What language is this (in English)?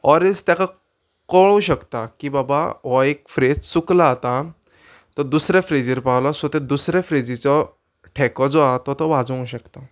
Konkani